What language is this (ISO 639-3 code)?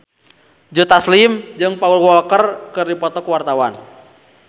sun